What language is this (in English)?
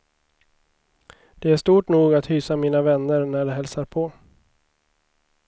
Swedish